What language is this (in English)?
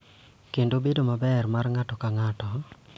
Luo (Kenya and Tanzania)